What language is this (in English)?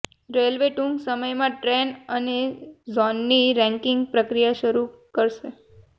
Gujarati